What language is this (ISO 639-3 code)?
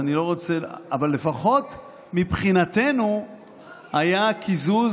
heb